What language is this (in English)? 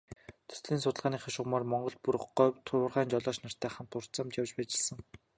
Mongolian